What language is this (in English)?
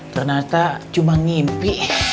Indonesian